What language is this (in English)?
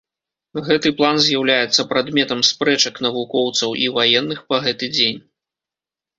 Belarusian